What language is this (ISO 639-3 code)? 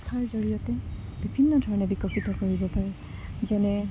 asm